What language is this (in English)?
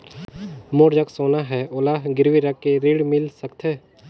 Chhattisgarhi